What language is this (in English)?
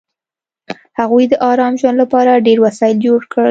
Pashto